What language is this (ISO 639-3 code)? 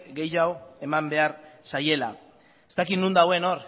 eus